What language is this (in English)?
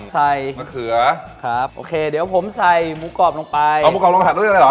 Thai